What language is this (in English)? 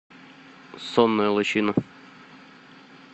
Russian